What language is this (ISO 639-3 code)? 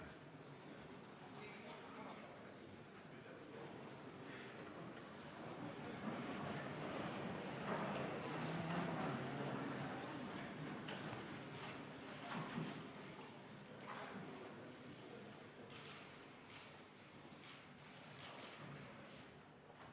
est